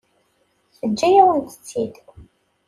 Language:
Kabyle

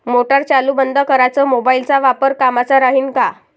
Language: Marathi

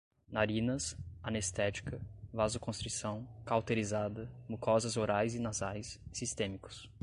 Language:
Portuguese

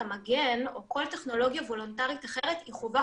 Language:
Hebrew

